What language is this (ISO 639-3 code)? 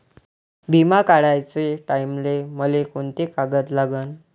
mar